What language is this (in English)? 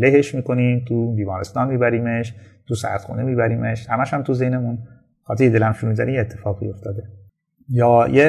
Persian